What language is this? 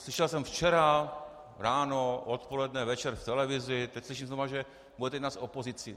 Czech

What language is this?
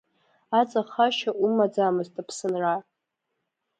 Abkhazian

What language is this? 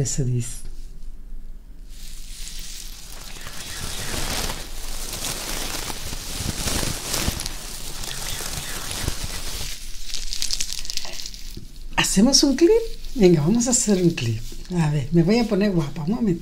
Spanish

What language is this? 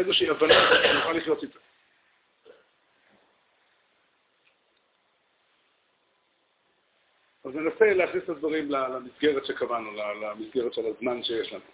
Hebrew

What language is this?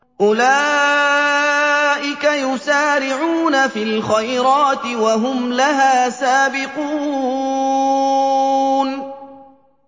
Arabic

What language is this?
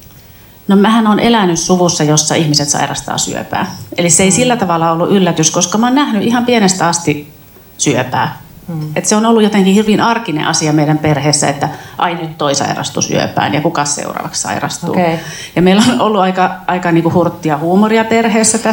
Finnish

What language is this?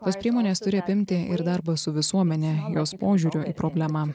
Lithuanian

